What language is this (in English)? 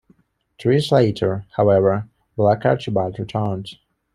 English